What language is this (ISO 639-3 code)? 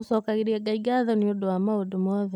kik